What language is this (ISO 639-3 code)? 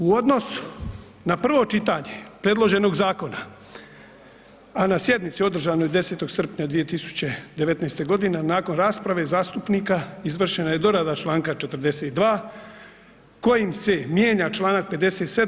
hrv